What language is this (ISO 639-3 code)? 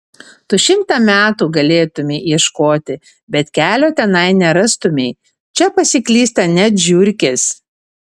lit